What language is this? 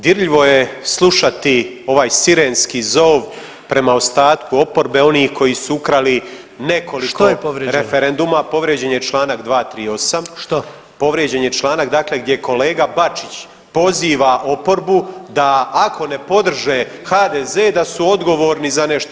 Croatian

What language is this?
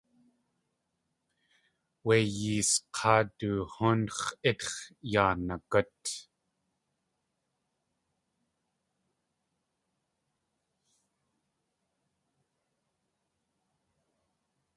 Tlingit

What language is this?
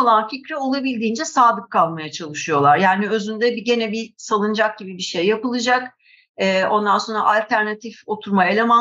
Turkish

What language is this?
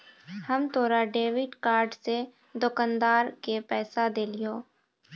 Maithili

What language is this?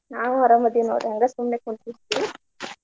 Kannada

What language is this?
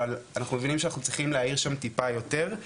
Hebrew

